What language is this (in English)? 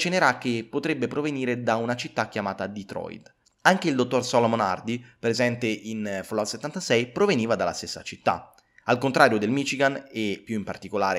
Italian